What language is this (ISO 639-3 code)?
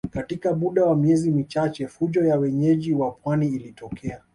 swa